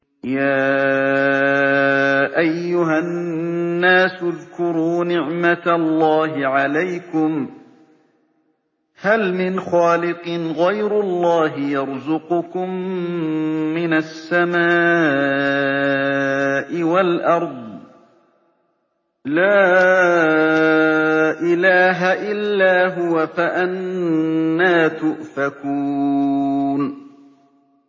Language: Arabic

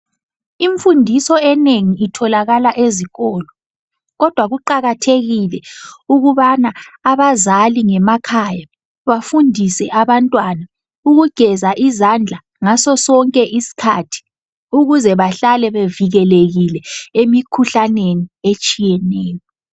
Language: North Ndebele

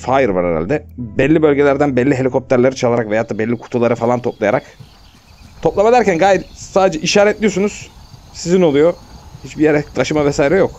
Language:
Turkish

